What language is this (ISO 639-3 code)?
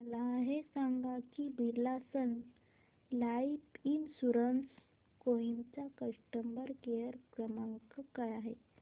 mar